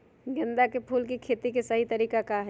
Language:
Magahi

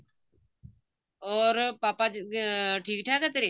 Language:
Punjabi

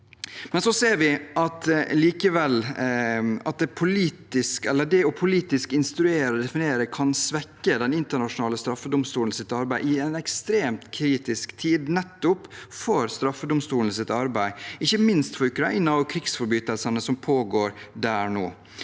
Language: Norwegian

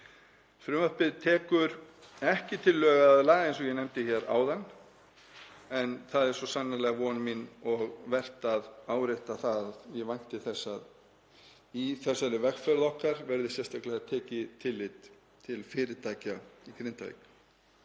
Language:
Icelandic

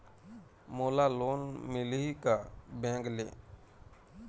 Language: Chhattisgarhi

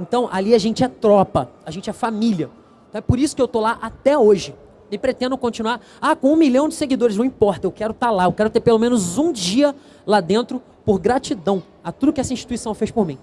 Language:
Portuguese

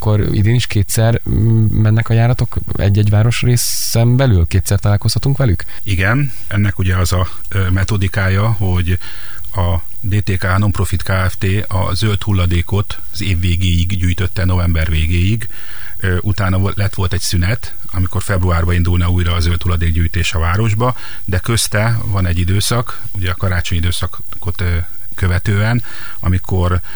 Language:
Hungarian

